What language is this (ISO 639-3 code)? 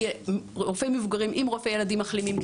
heb